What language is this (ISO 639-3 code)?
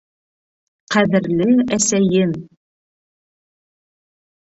bak